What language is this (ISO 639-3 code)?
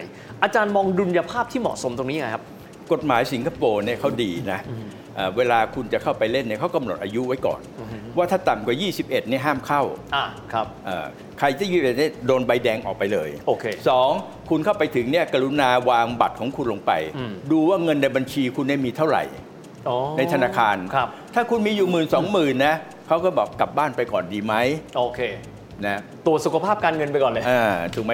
tha